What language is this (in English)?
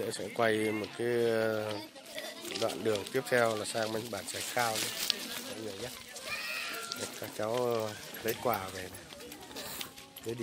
Vietnamese